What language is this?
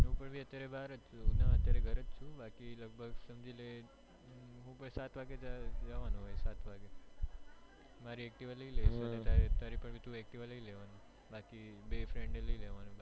Gujarati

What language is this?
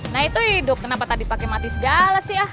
Indonesian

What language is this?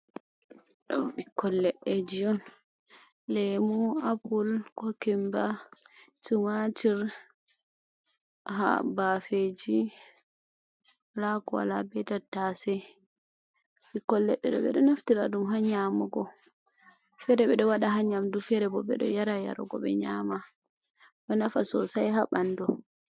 Fula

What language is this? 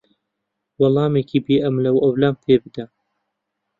Central Kurdish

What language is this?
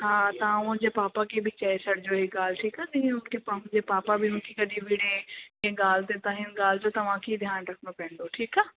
Sindhi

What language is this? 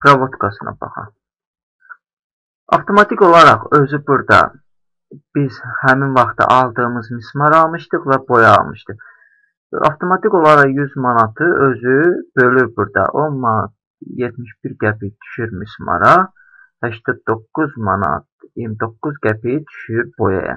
Turkish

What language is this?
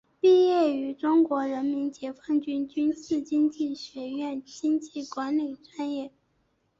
Chinese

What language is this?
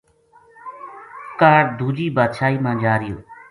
Gujari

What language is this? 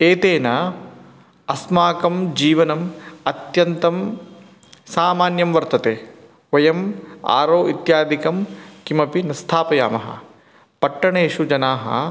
Sanskrit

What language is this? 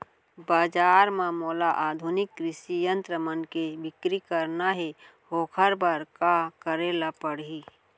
Chhattisgarhi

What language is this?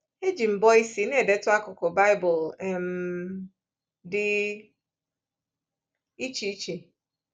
Igbo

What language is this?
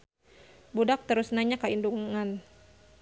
Sundanese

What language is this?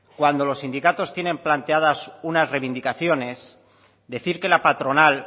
Spanish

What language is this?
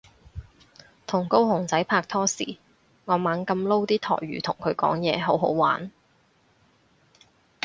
Cantonese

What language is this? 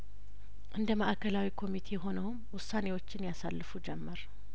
Amharic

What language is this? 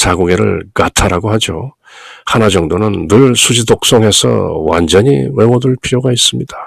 Korean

